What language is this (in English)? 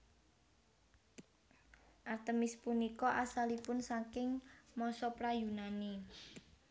Javanese